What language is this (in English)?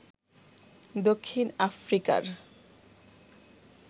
Bangla